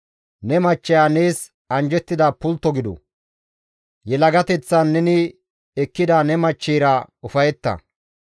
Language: Gamo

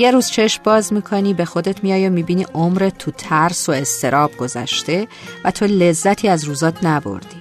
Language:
Persian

